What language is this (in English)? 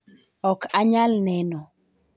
Luo (Kenya and Tanzania)